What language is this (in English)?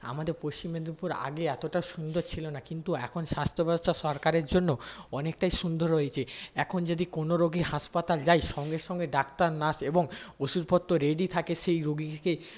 Bangla